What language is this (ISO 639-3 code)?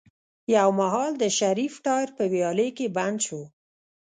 pus